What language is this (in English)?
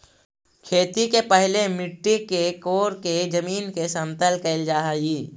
Magahi